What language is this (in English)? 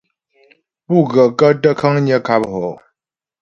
Ghomala